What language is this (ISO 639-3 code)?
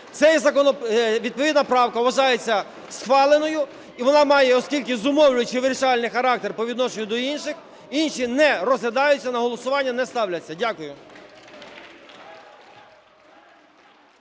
ukr